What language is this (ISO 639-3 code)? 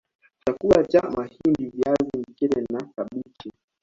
swa